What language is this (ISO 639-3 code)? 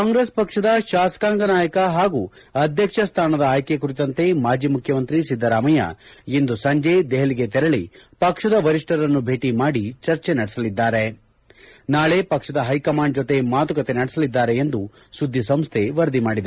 kan